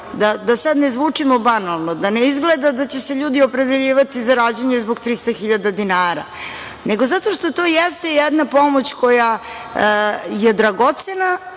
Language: Serbian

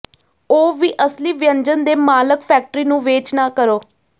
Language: Punjabi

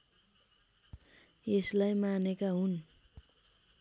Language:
Nepali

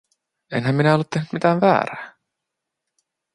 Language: Finnish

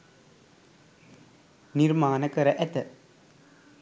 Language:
Sinhala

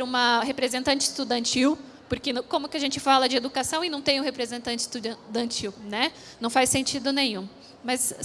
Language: Portuguese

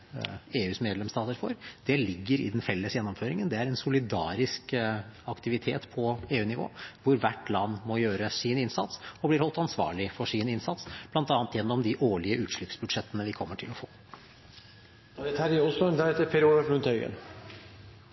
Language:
Norwegian Bokmål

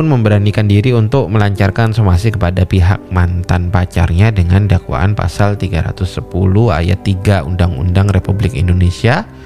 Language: Indonesian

